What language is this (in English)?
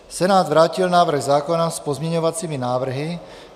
Czech